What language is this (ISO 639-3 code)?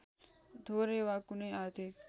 nep